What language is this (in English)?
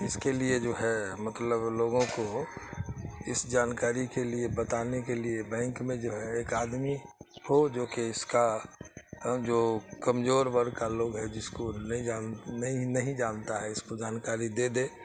Urdu